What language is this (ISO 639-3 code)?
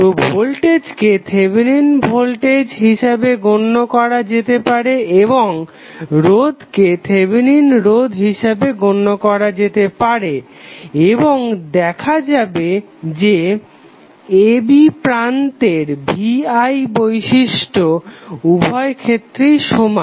ben